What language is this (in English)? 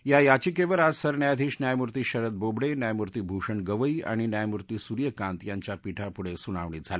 Marathi